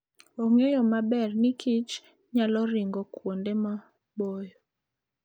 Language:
Luo (Kenya and Tanzania)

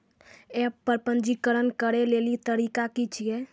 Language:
Maithili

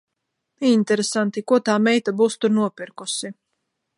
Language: Latvian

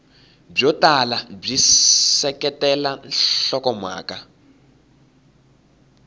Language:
Tsonga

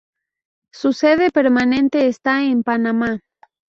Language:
Spanish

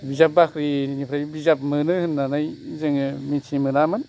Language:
Bodo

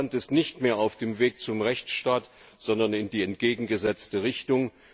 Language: German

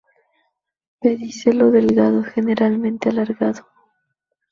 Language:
Spanish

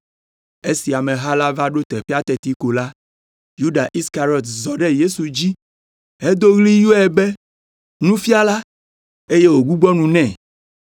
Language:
Ewe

